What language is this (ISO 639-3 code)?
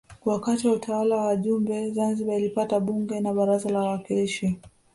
swa